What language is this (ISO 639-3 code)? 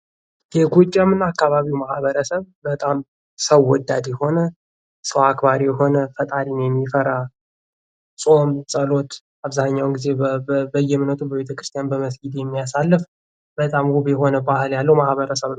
amh